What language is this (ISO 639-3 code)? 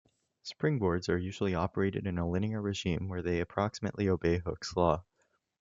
eng